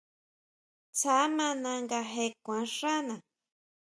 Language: Huautla Mazatec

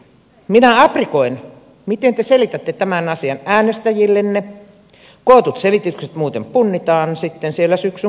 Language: Finnish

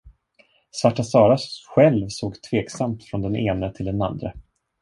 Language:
Swedish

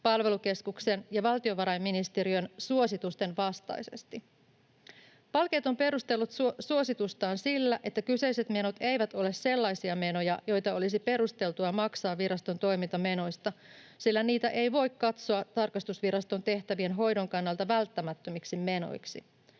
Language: Finnish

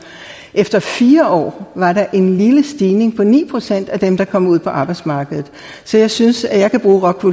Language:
Danish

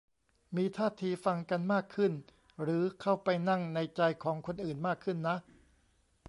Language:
Thai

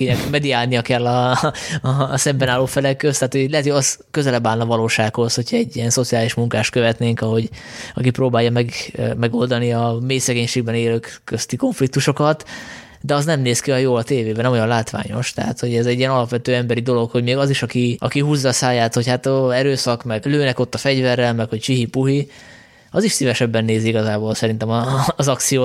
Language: Hungarian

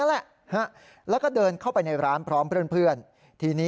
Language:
Thai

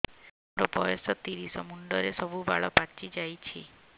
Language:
Odia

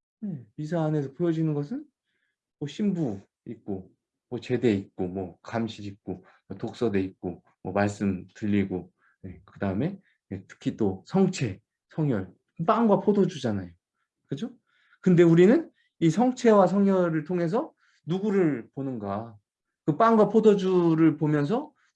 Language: Korean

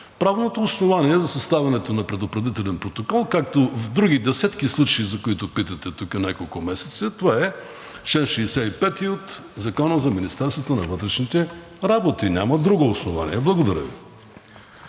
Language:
Bulgarian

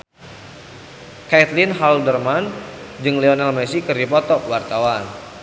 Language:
Sundanese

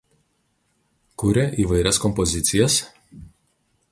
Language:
Lithuanian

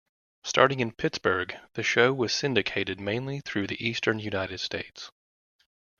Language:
English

